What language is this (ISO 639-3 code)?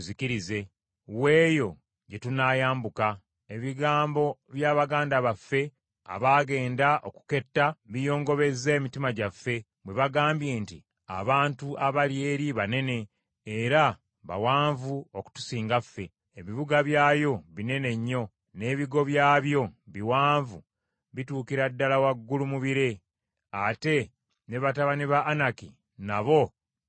lug